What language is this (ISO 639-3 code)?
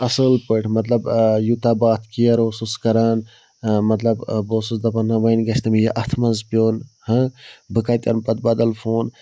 kas